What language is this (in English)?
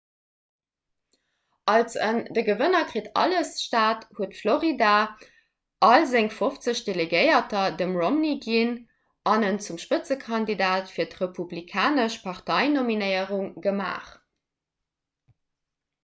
Luxembourgish